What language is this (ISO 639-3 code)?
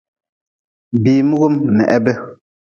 nmz